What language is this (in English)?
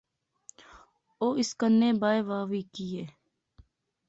Pahari-Potwari